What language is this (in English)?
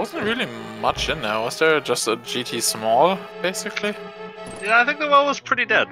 English